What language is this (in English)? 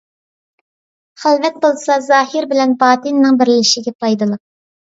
Uyghur